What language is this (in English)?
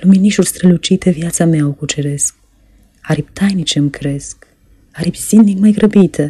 Romanian